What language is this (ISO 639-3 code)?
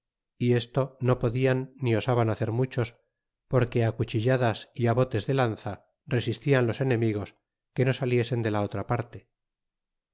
spa